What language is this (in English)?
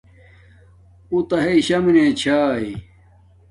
Domaaki